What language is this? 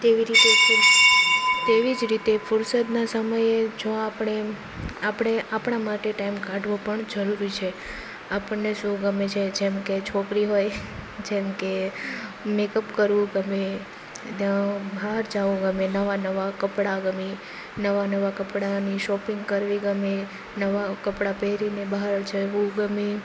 Gujarati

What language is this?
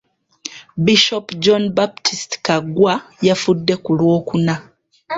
Ganda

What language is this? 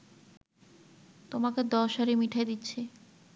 Bangla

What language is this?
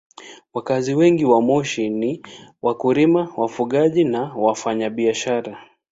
Swahili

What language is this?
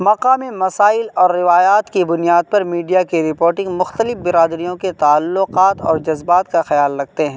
Urdu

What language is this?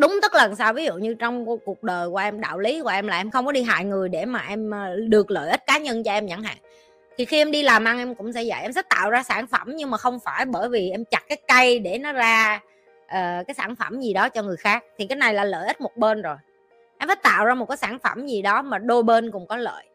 Vietnamese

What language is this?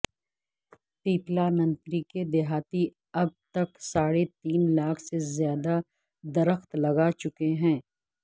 Urdu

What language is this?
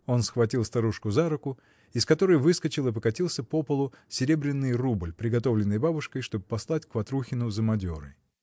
Russian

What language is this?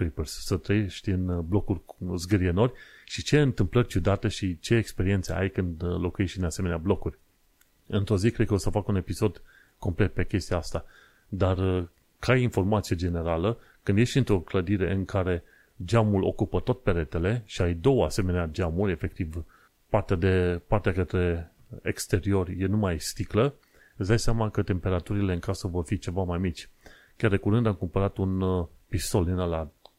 Romanian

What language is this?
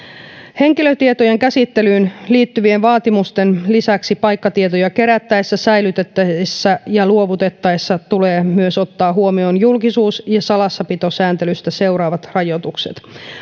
Finnish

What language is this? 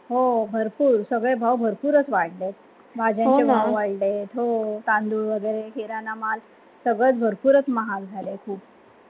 Marathi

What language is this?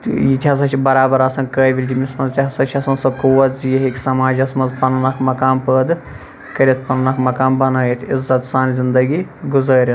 Kashmiri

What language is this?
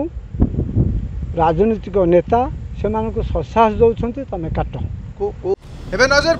Hindi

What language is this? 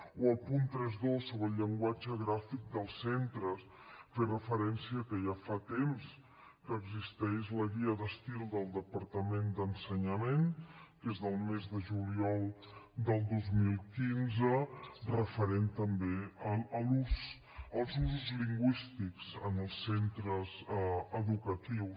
Catalan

